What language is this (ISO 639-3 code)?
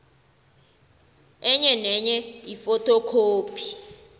nbl